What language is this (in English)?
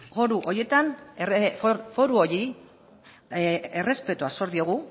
Basque